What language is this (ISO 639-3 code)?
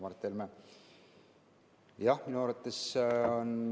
est